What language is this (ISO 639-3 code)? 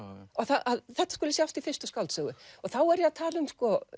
isl